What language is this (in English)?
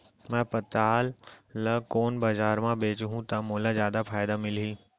Chhattisgarhi